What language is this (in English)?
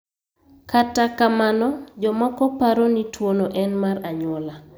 Luo (Kenya and Tanzania)